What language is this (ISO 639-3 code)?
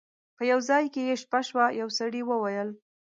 pus